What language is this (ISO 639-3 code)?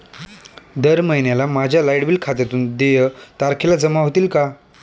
mar